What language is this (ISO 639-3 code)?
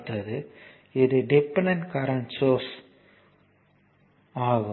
tam